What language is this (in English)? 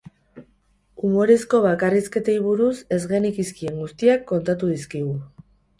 Basque